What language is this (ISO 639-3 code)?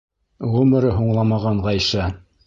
bak